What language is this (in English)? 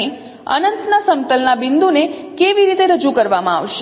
Gujarati